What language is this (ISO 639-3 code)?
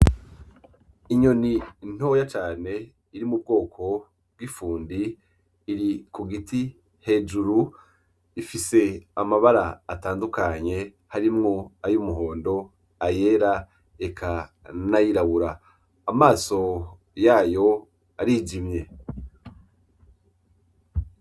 run